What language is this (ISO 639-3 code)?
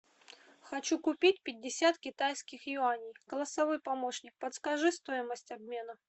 rus